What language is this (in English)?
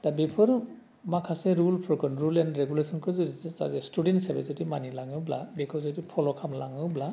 Bodo